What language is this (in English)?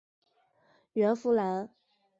Chinese